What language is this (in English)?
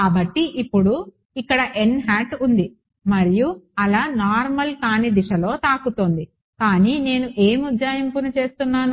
Telugu